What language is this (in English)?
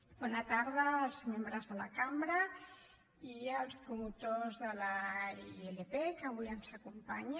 Catalan